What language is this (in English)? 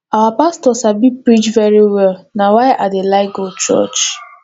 Nigerian Pidgin